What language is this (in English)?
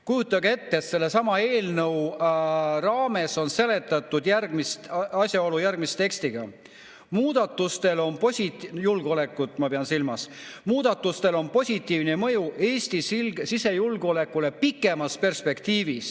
Estonian